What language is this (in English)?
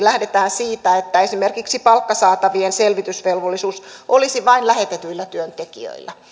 Finnish